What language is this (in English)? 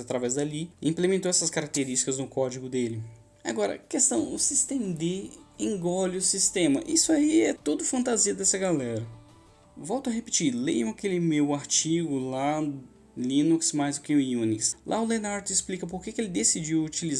Portuguese